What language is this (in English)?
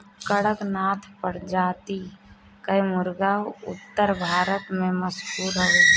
Bhojpuri